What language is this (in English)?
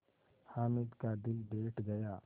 Hindi